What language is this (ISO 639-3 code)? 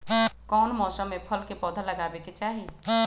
mag